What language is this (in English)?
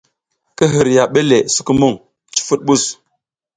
South Giziga